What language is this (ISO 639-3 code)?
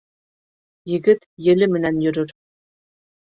bak